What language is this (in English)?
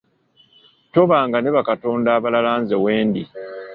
Ganda